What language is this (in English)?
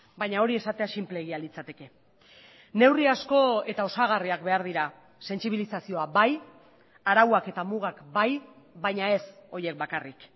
Basque